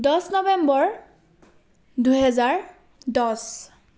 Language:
Assamese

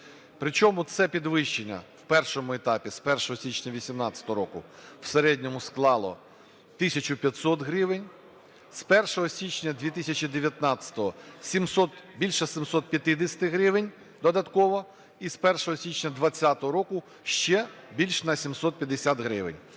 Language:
Ukrainian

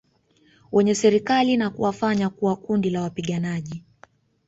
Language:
Swahili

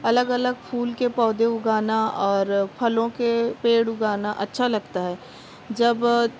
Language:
Urdu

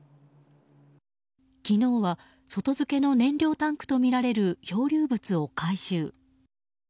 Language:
Japanese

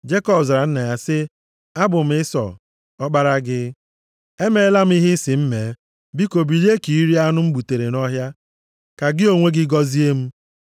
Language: Igbo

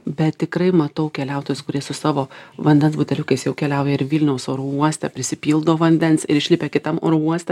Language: Lithuanian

